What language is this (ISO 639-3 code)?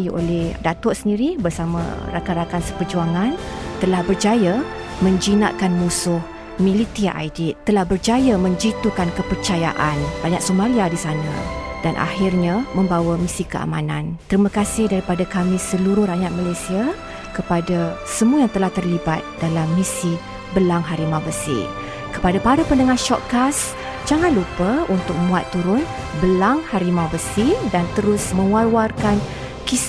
msa